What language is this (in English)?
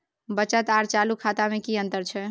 Maithili